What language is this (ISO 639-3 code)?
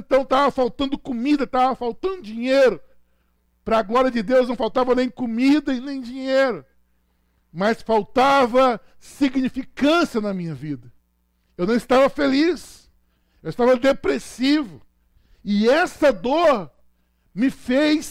por